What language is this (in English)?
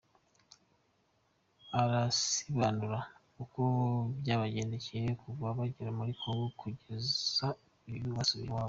Kinyarwanda